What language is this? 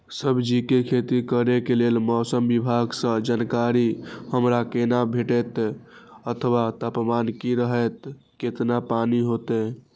Maithili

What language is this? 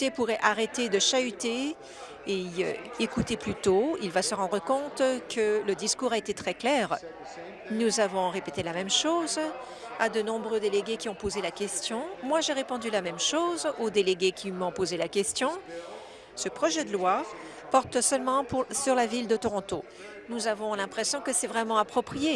French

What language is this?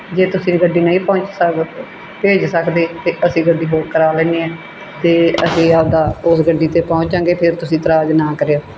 Punjabi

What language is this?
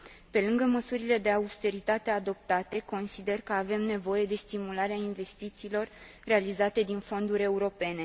Romanian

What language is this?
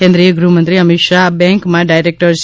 Gujarati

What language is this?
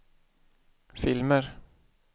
Swedish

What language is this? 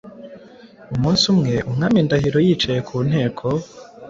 Kinyarwanda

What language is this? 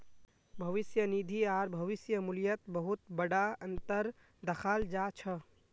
Magahi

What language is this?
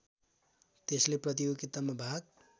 Nepali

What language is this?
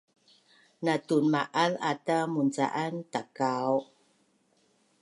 Bunun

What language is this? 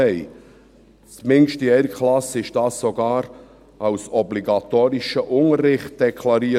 Swiss German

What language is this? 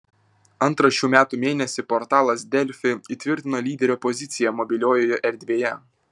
Lithuanian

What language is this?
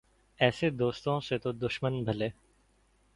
Urdu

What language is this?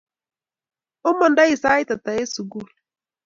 Kalenjin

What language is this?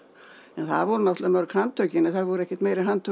Icelandic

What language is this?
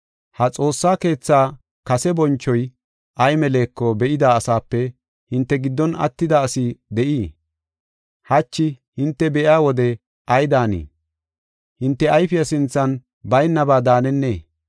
Gofa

